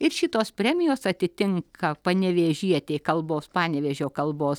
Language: Lithuanian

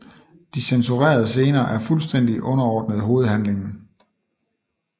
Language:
Danish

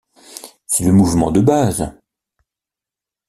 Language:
French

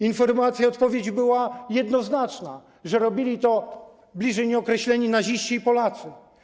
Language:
Polish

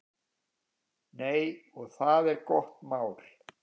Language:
Icelandic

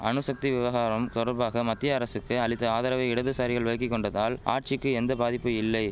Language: Tamil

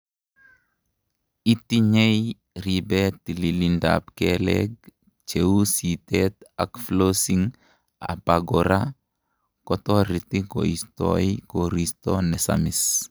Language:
Kalenjin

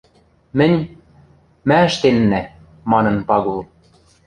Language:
Western Mari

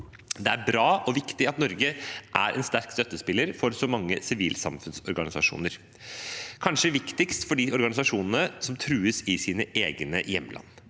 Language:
Norwegian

